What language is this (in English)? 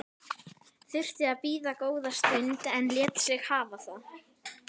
Icelandic